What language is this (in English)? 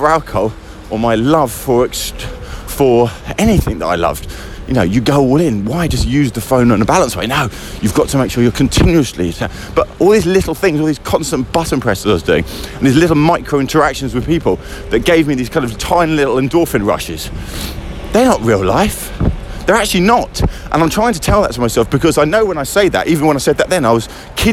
English